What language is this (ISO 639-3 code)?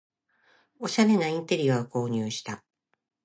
jpn